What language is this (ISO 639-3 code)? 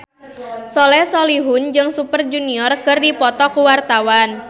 sun